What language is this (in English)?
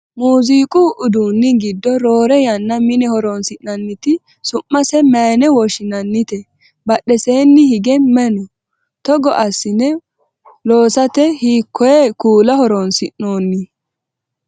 Sidamo